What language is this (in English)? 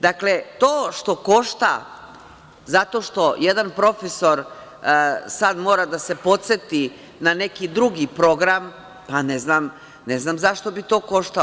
Serbian